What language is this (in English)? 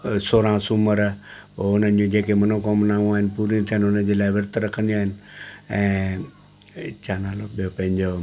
Sindhi